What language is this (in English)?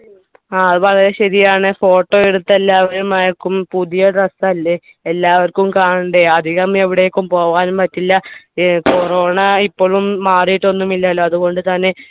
Malayalam